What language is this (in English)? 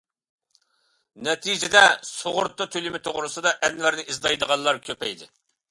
Uyghur